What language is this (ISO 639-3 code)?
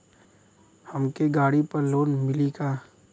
bho